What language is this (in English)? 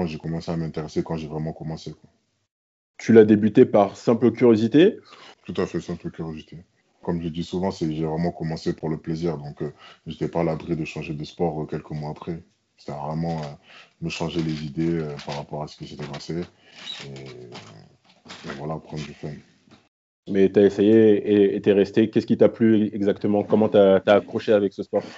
French